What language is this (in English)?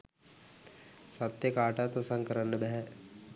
Sinhala